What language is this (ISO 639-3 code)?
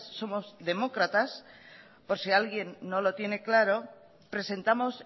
spa